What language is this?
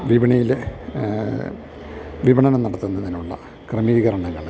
Malayalam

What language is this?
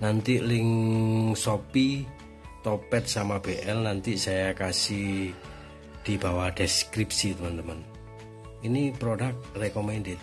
Indonesian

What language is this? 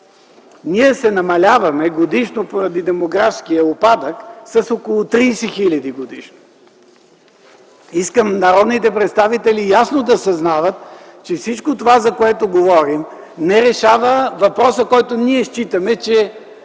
Bulgarian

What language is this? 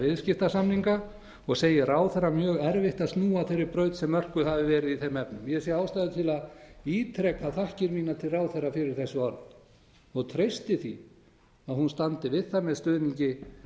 Icelandic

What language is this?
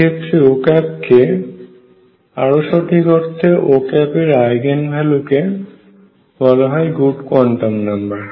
Bangla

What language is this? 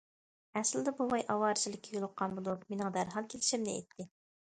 Uyghur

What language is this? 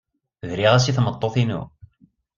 Kabyle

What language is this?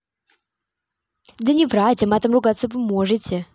Russian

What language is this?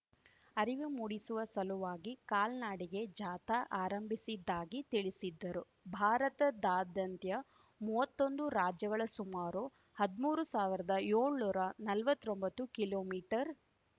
Kannada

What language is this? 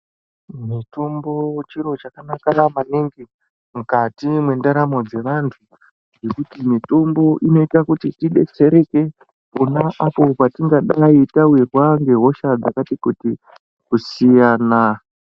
Ndau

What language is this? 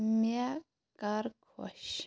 Kashmiri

